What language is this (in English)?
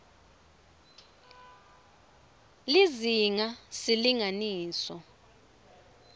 Swati